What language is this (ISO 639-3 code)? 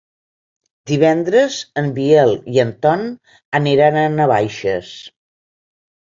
cat